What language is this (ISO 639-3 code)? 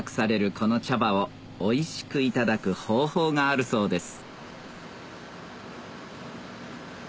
jpn